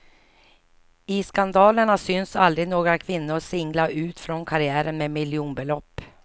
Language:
Swedish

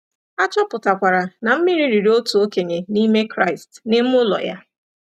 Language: Igbo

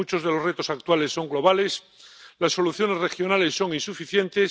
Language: Spanish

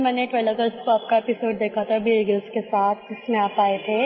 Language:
Hindi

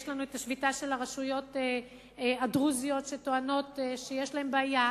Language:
Hebrew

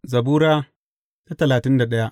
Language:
Hausa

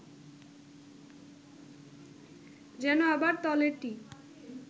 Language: Bangla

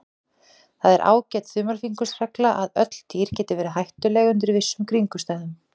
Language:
Icelandic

